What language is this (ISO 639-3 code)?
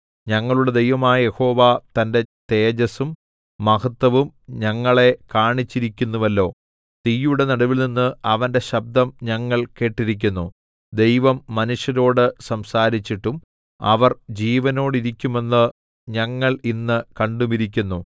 mal